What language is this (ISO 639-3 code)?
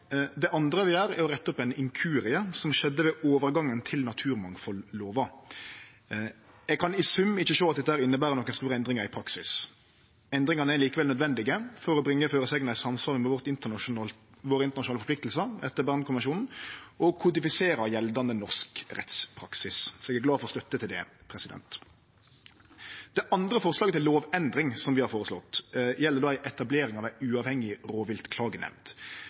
nno